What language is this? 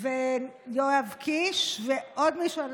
Hebrew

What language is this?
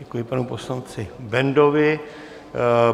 Czech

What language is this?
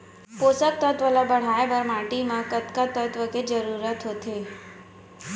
Chhattisgarhi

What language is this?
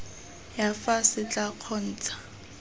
Tswana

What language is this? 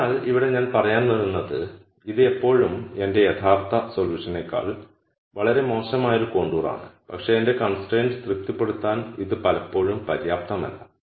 Malayalam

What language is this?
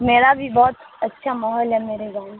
Urdu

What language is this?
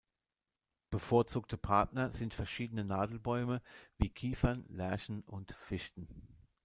German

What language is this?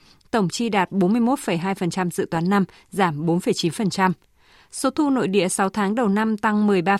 Vietnamese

